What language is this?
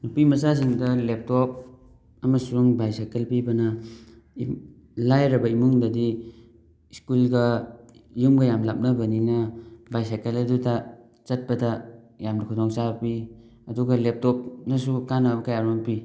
Manipuri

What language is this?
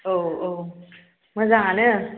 Bodo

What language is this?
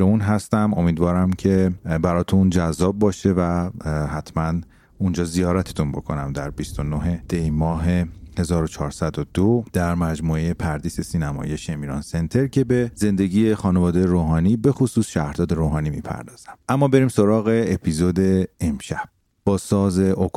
Persian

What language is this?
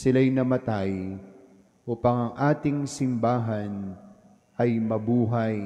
Filipino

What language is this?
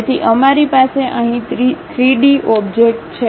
Gujarati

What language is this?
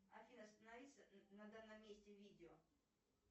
Russian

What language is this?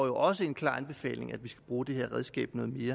Danish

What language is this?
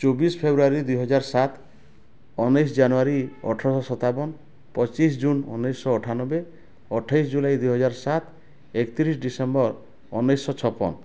Odia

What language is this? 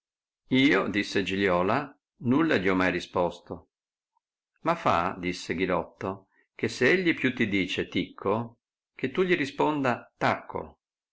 Italian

